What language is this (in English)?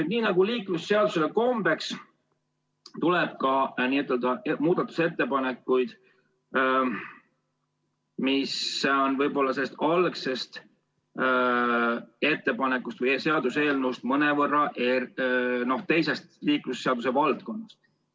Estonian